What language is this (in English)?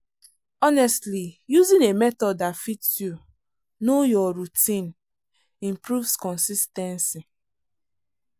Nigerian Pidgin